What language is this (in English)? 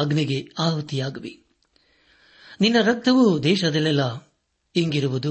Kannada